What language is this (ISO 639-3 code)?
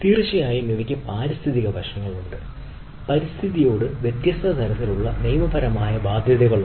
mal